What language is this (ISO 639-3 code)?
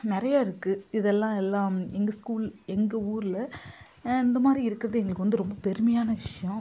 tam